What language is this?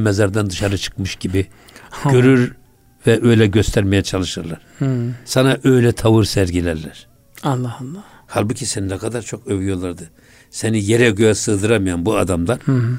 Turkish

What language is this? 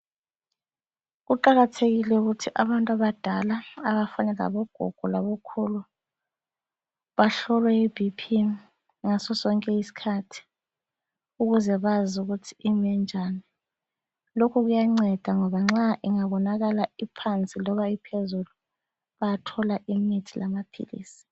North Ndebele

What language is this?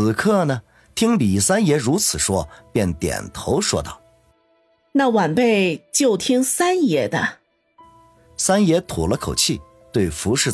Chinese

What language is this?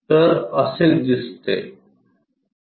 Marathi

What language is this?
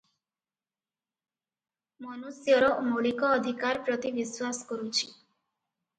Odia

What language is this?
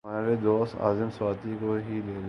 Urdu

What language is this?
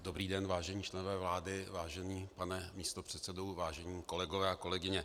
Czech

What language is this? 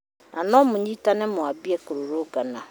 Kikuyu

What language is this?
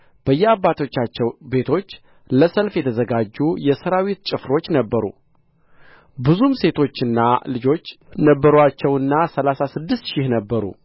Amharic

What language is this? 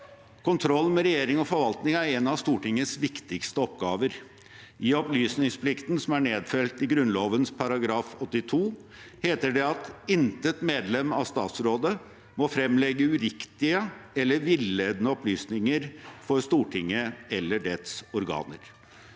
Norwegian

